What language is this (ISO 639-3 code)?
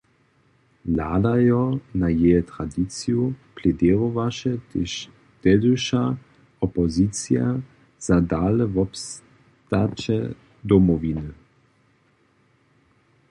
hsb